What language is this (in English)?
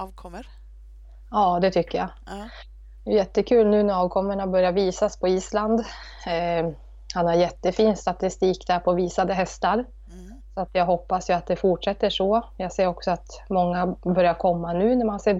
Swedish